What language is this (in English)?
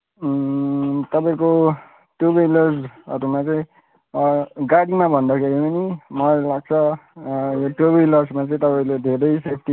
Nepali